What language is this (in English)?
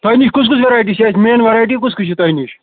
Kashmiri